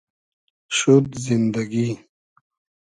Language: Hazaragi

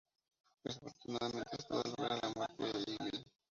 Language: Spanish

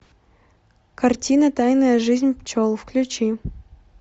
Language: Russian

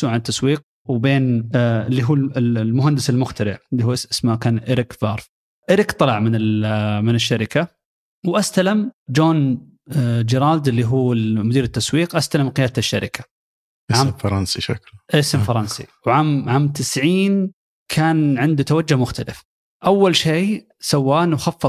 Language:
Arabic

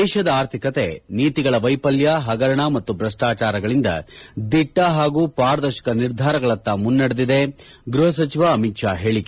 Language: Kannada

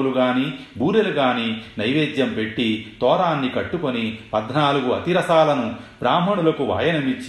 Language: Telugu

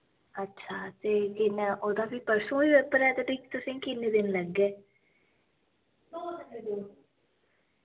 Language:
Dogri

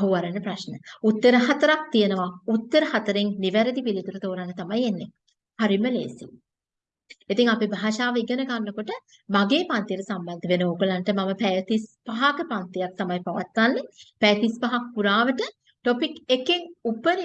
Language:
Turkish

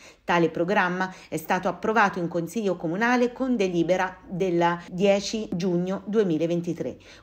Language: Italian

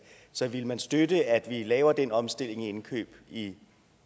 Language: Danish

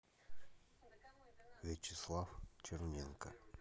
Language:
Russian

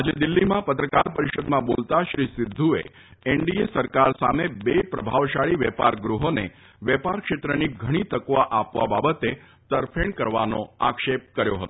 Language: Gujarati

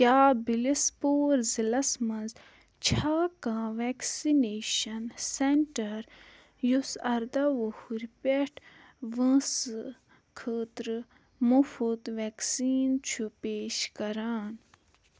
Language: Kashmiri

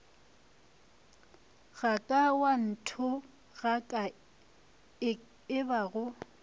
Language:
Northern Sotho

